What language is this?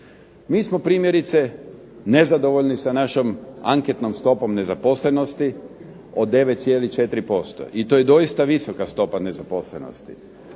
Croatian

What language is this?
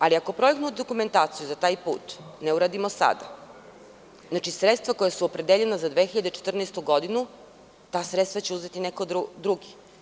Serbian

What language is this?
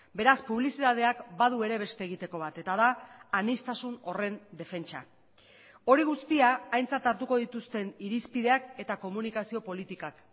Basque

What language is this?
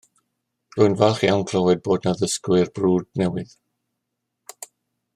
Welsh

